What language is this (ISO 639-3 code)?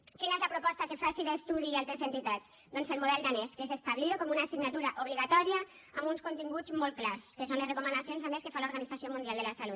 cat